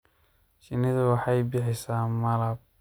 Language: Somali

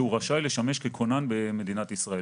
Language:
Hebrew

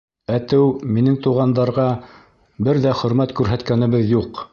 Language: Bashkir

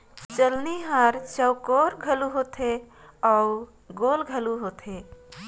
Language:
Chhattisgarhi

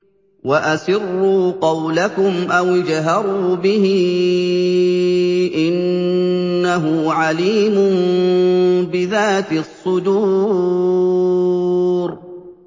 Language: Arabic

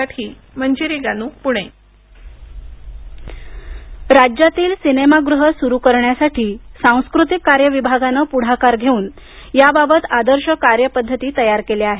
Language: Marathi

